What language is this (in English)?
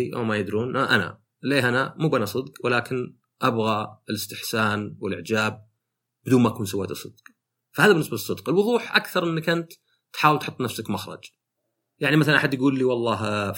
Arabic